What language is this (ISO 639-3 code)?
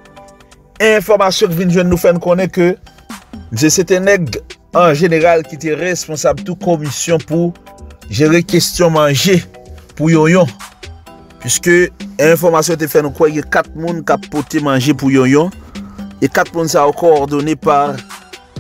fra